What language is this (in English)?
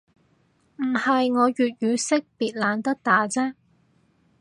Cantonese